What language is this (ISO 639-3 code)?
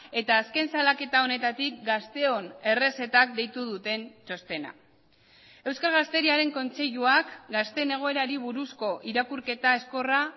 eus